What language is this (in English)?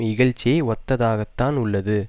Tamil